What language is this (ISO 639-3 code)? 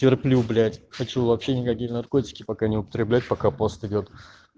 rus